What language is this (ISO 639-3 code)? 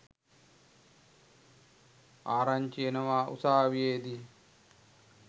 sin